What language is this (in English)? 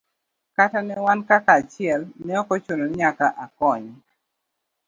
Luo (Kenya and Tanzania)